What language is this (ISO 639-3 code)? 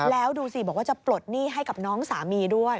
tha